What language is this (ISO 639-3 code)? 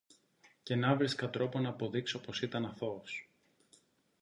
ell